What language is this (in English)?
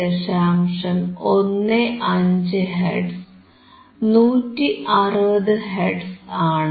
Malayalam